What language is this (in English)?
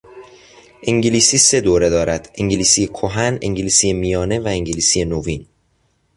Persian